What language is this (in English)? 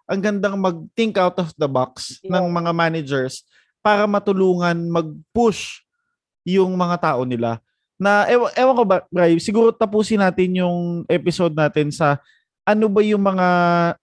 Filipino